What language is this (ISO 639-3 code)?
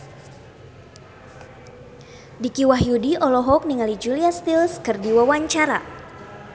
sun